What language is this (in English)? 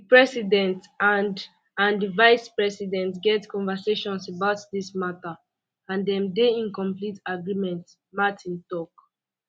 Nigerian Pidgin